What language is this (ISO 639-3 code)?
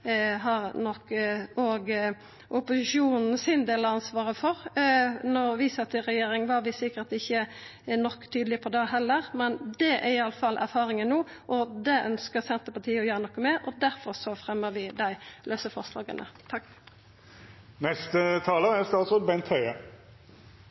nor